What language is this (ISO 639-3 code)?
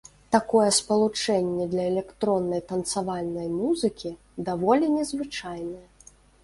bel